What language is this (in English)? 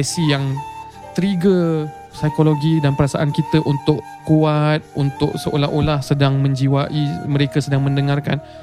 Malay